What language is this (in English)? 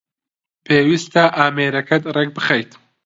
Central Kurdish